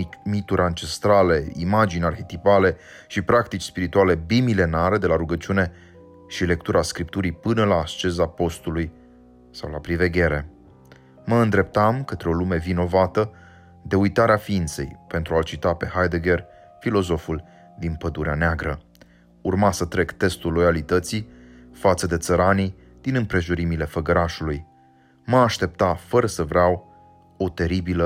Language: Romanian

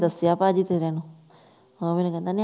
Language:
Punjabi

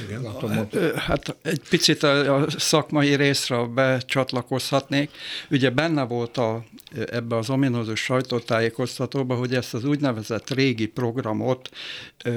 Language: Hungarian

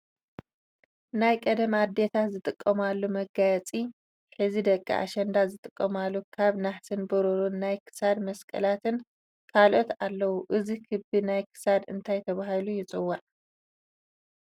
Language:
Tigrinya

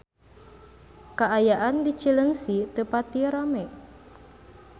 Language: Sundanese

